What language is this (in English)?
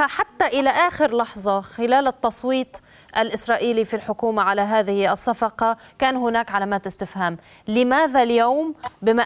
Arabic